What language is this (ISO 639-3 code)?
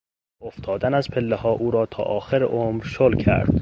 fas